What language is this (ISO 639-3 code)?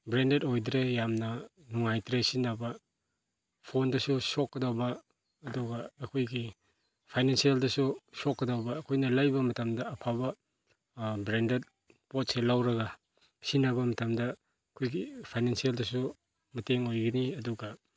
mni